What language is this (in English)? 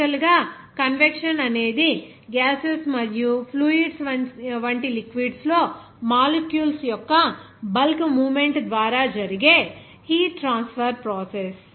Telugu